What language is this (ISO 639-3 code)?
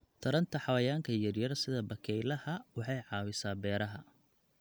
som